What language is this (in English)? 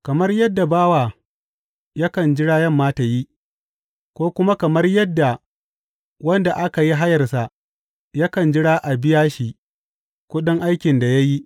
Hausa